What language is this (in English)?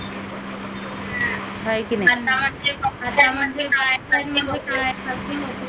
Marathi